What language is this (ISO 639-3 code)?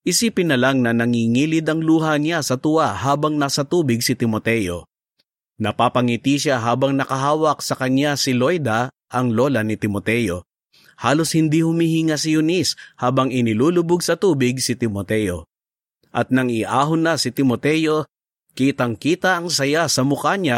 fil